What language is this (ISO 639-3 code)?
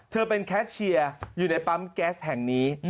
tha